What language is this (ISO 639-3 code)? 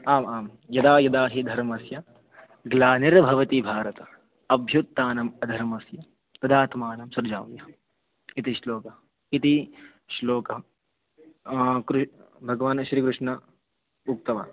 san